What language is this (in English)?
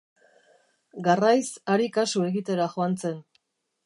Basque